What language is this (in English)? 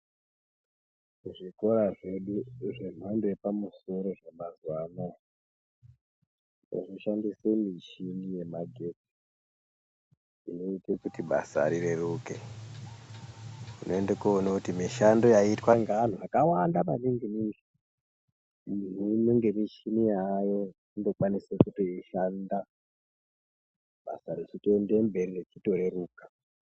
Ndau